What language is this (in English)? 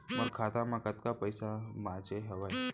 Chhattisgarhi